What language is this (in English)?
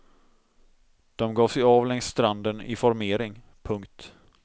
Swedish